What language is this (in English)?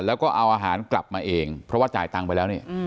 Thai